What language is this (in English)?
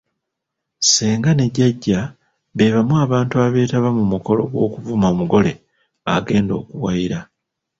Ganda